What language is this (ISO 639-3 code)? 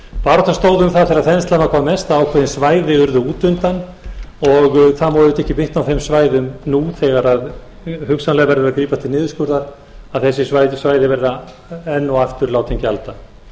isl